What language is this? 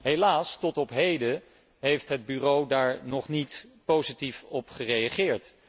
Dutch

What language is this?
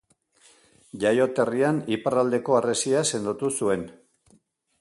Basque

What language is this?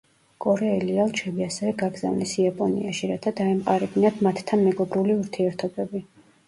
Georgian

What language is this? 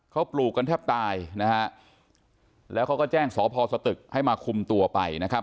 Thai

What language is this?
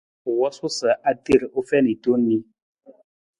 Nawdm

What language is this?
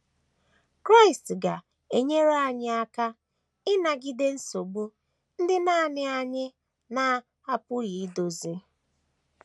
Igbo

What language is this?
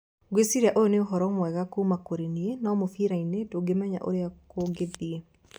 Kikuyu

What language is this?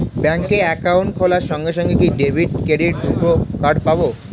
Bangla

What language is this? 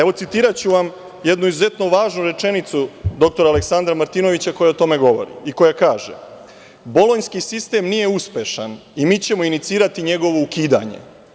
Serbian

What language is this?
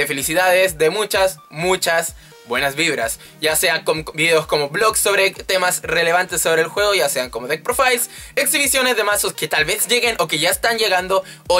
Spanish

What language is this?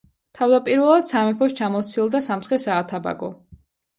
Georgian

